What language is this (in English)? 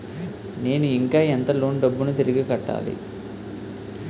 Telugu